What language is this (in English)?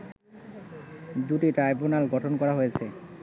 Bangla